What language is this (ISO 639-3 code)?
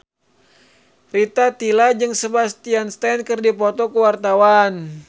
sun